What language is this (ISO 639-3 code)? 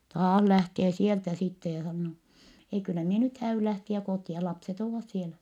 fin